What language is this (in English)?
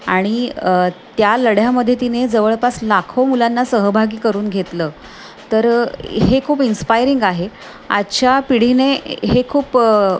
Marathi